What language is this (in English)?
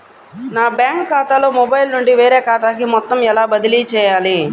Telugu